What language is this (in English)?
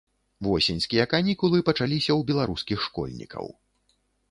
Belarusian